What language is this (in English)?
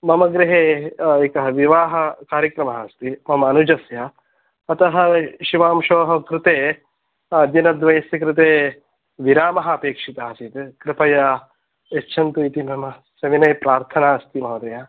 Sanskrit